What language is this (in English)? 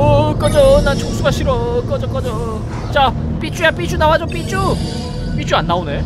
Korean